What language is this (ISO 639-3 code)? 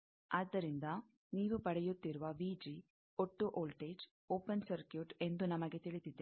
kan